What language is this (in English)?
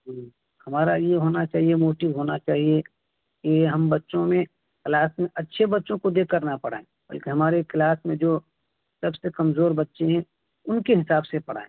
Urdu